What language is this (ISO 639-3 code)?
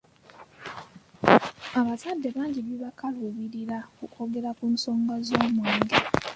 lug